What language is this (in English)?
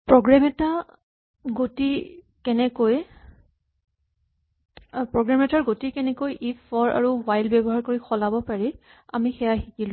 Assamese